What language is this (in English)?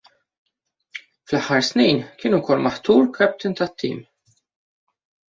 Maltese